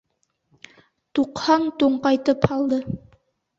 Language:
Bashkir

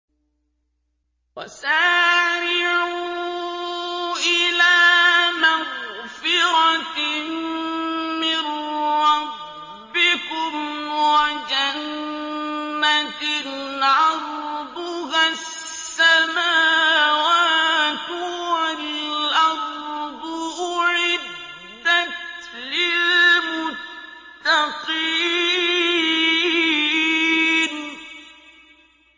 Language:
Arabic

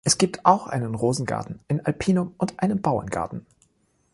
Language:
German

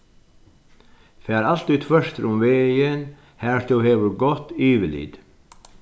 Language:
Faroese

